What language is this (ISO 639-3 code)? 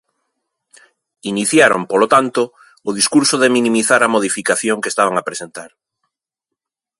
glg